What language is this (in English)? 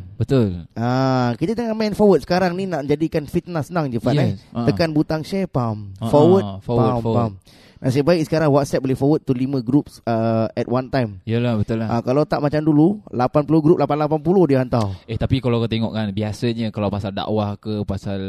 Malay